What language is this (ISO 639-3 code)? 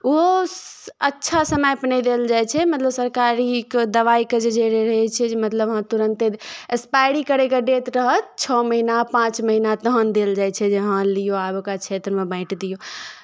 mai